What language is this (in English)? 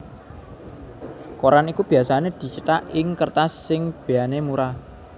Javanese